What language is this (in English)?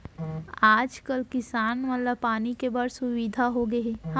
Chhattisgarhi